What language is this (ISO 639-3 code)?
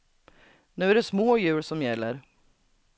swe